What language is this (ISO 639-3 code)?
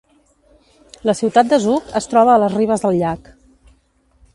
cat